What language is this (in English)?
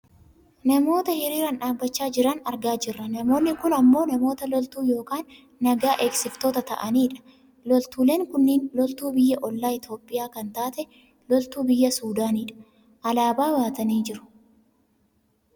Oromo